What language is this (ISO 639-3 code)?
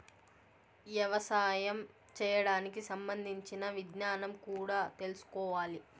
tel